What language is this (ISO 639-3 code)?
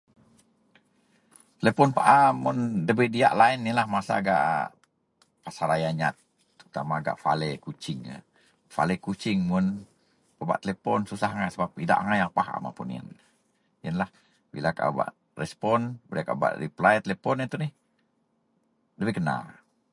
mel